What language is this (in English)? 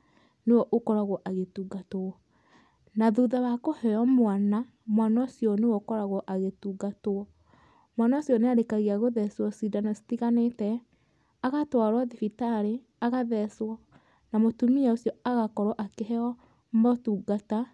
Kikuyu